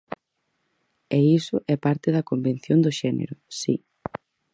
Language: Galician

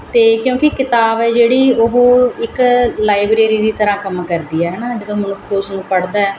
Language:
Punjabi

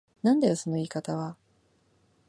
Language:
Japanese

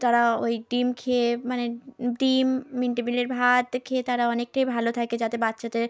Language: Bangla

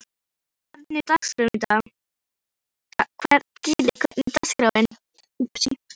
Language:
Icelandic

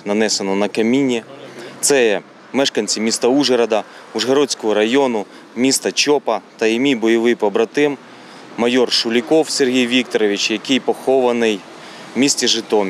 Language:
Ukrainian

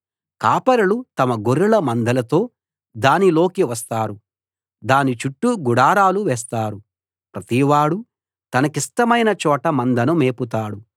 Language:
Telugu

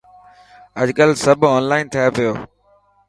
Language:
Dhatki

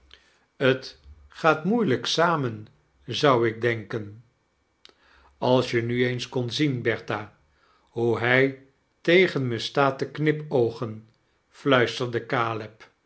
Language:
Dutch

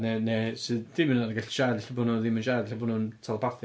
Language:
Welsh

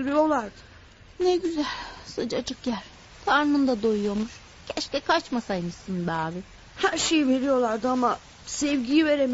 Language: Turkish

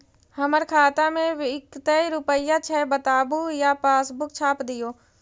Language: Magahi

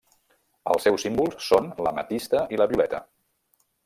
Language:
Catalan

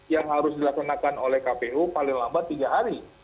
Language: Indonesian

